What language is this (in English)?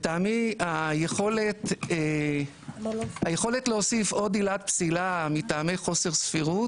Hebrew